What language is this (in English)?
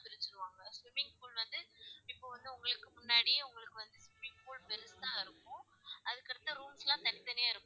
Tamil